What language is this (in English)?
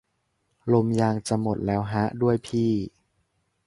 Thai